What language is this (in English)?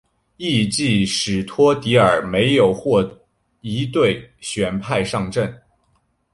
Chinese